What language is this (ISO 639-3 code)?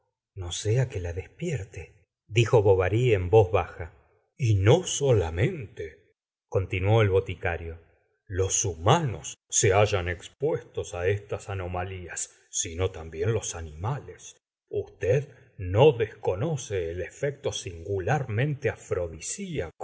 spa